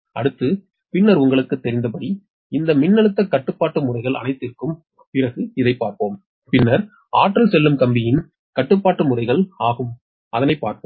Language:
Tamil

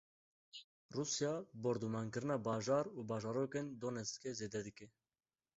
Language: Kurdish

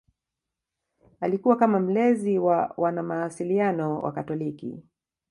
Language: Swahili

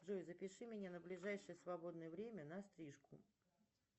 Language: Russian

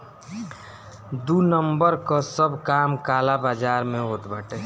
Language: Bhojpuri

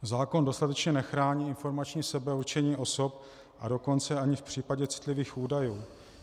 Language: Czech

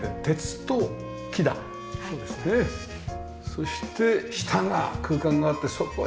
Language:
Japanese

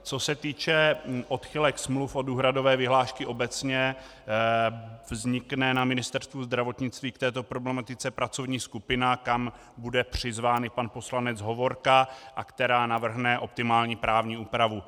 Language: Czech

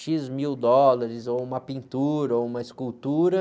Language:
Portuguese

